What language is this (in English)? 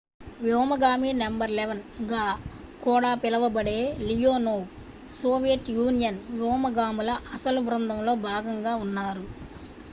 Telugu